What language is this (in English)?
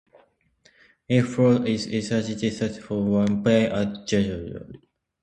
English